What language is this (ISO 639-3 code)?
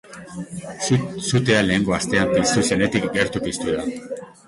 eus